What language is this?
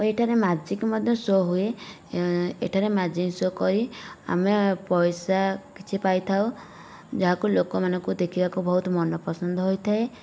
Odia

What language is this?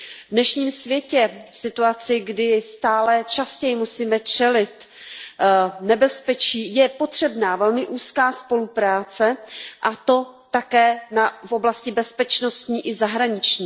Czech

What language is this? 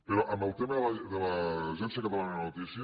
Catalan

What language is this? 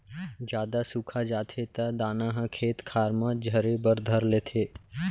Chhattisgarhi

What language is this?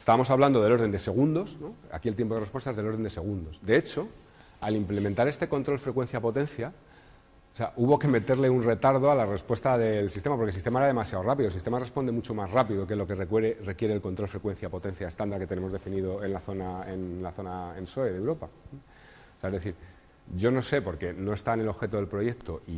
Spanish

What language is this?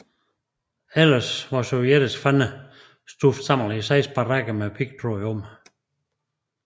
Danish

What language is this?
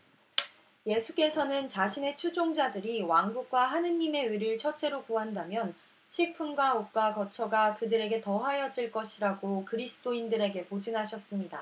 Korean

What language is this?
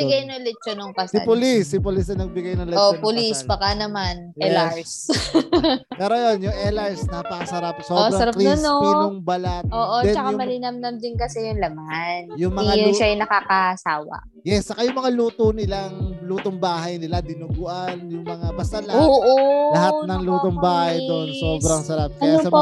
Filipino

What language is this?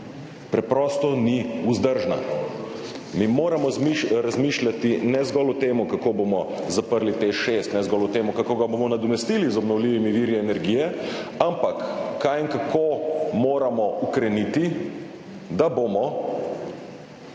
Slovenian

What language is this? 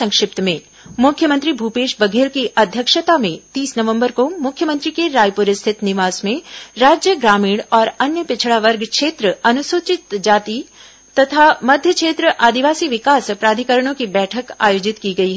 Hindi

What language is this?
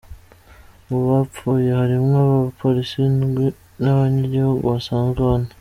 Kinyarwanda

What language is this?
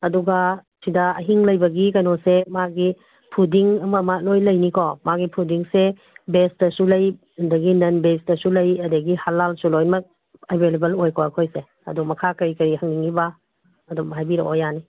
Manipuri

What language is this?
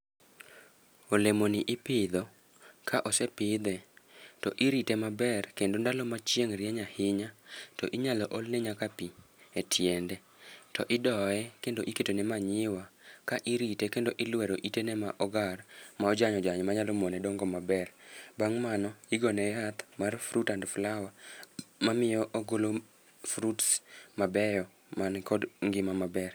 Luo (Kenya and Tanzania)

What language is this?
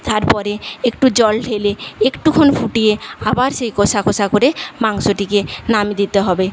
Bangla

